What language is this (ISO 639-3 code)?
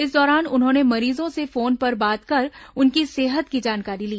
hin